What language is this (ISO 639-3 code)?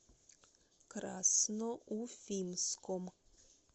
rus